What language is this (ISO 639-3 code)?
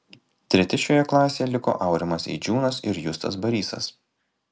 lit